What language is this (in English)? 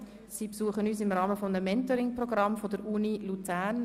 Swiss German